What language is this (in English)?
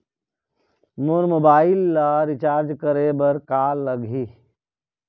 Chhattisgarhi